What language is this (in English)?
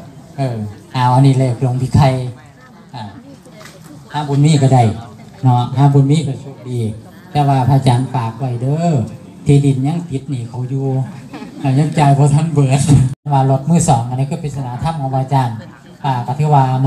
Thai